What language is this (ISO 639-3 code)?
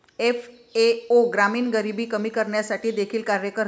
mar